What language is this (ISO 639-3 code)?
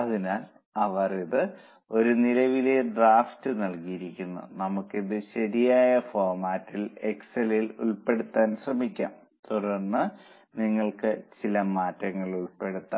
mal